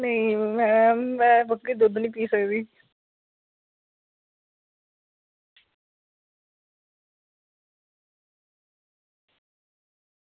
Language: Dogri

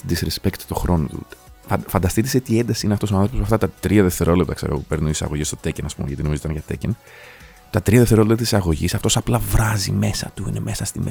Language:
Greek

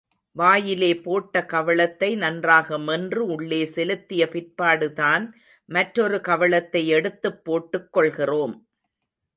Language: Tamil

